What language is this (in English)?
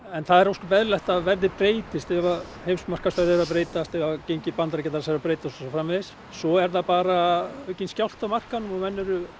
Icelandic